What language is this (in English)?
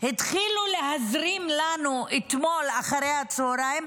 Hebrew